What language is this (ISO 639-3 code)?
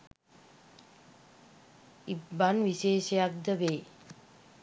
sin